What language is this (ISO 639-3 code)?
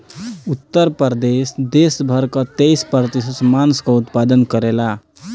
bho